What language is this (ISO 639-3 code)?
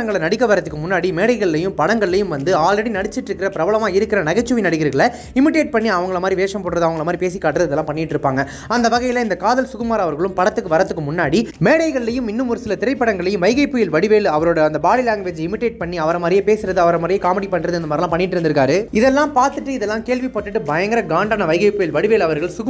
ron